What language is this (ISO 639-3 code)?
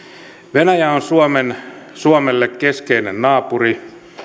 fin